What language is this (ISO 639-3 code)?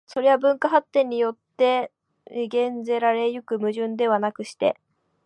jpn